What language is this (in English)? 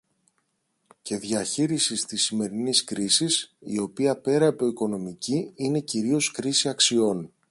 Greek